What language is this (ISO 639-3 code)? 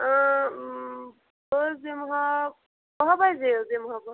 kas